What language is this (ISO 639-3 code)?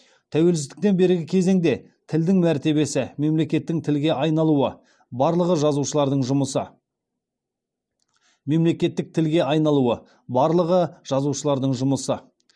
kaz